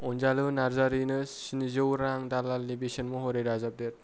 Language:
Bodo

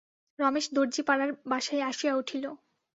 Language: Bangla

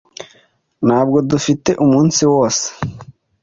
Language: Kinyarwanda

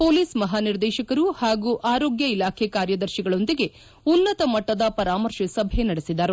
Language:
Kannada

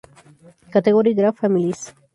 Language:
Spanish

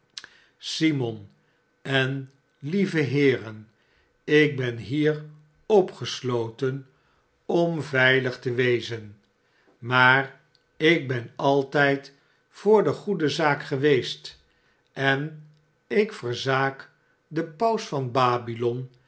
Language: Dutch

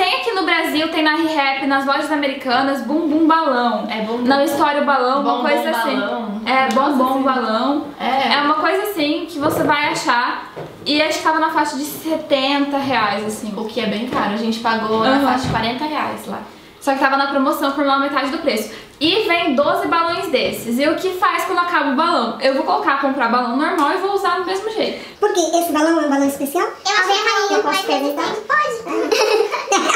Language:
Portuguese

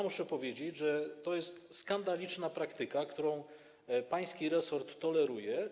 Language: Polish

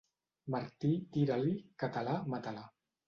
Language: Catalan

